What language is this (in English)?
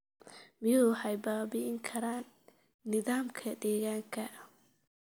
Somali